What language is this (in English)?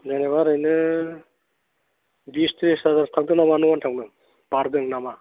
Bodo